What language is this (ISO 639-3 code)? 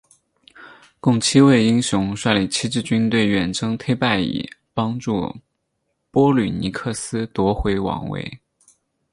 zho